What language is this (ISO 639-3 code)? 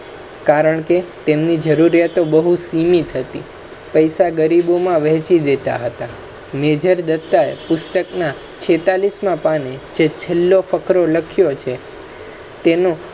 guj